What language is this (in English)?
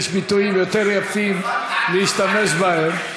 Hebrew